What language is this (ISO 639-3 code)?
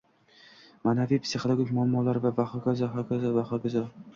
uzb